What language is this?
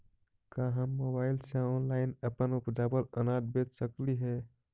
Magahi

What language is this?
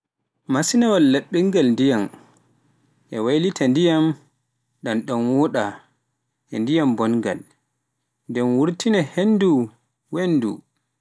Pular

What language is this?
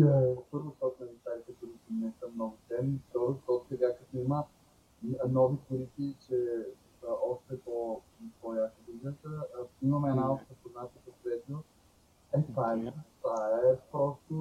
Bulgarian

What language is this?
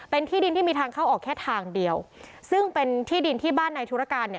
Thai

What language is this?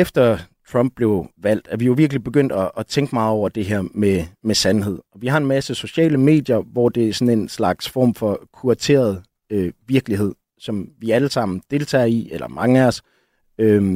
Danish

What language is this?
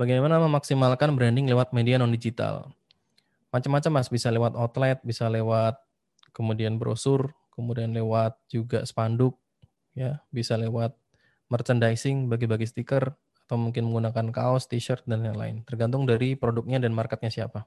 Indonesian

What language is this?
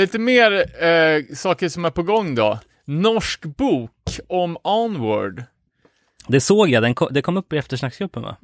Swedish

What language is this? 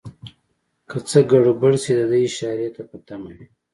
Pashto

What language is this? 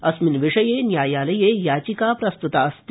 Sanskrit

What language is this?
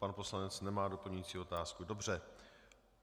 Czech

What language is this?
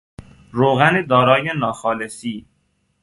Persian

